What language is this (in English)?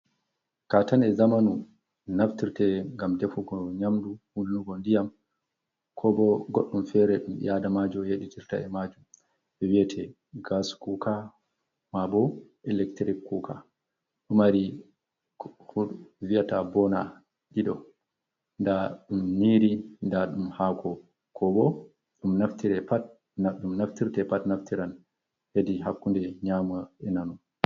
Fula